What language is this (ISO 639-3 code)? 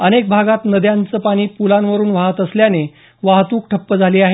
mar